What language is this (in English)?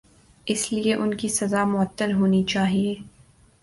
Urdu